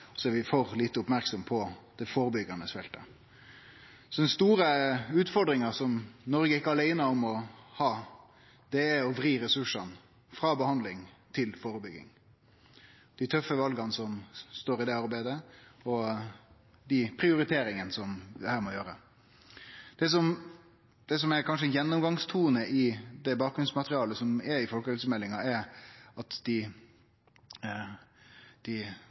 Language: Norwegian Nynorsk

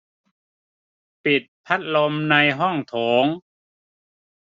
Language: Thai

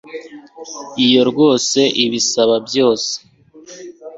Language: Kinyarwanda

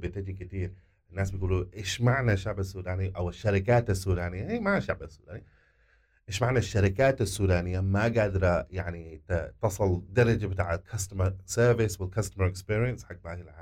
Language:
Arabic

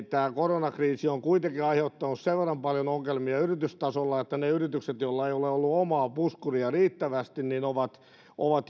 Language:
Finnish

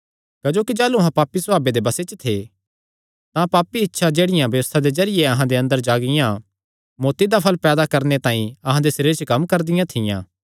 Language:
Kangri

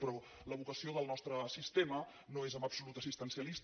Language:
Catalan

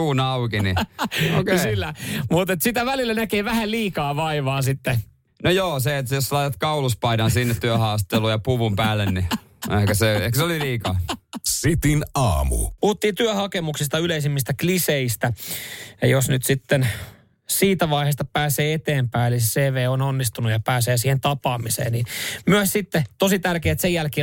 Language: Finnish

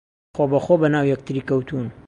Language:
Central Kurdish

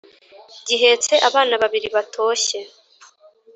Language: Kinyarwanda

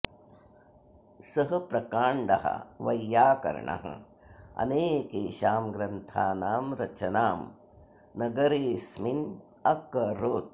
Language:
Sanskrit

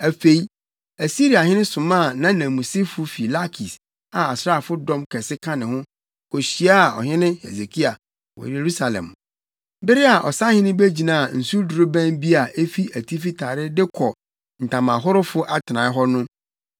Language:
Akan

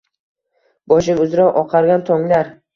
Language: Uzbek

